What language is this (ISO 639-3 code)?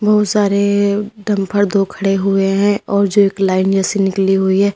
hin